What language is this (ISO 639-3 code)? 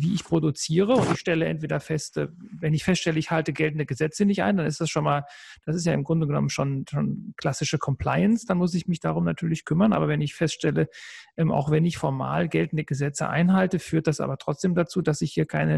deu